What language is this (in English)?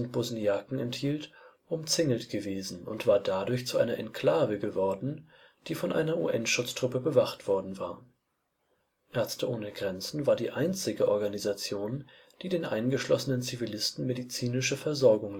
German